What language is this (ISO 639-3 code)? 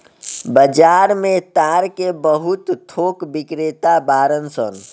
bho